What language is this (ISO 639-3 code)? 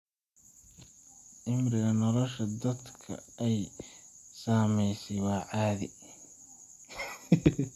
som